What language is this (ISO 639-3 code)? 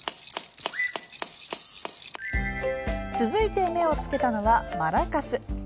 jpn